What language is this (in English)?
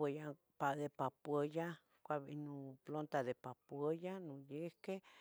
Tetelcingo Nahuatl